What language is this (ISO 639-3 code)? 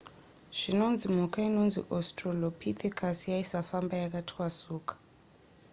sna